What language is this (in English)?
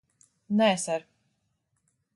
Latvian